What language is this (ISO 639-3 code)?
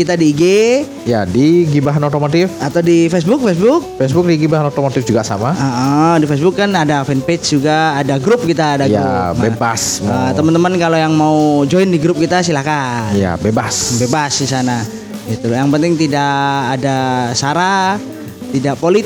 ind